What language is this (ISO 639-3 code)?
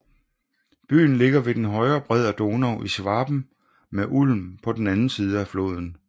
dan